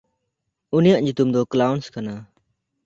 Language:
Santali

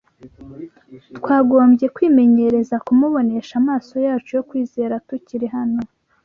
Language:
Kinyarwanda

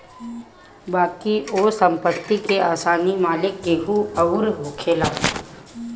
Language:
Bhojpuri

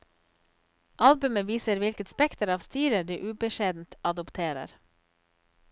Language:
Norwegian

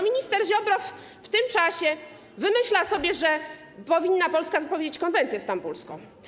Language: Polish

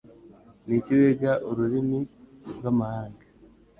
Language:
Kinyarwanda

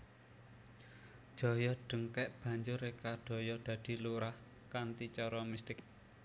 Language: Javanese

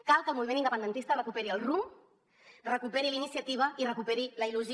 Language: Catalan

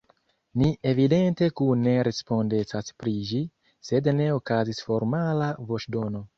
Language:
Esperanto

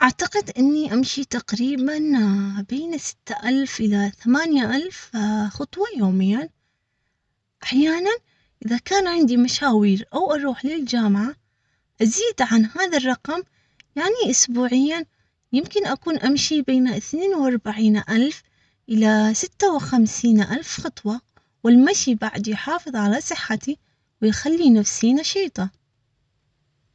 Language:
Omani Arabic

